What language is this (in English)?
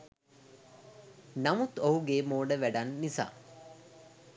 Sinhala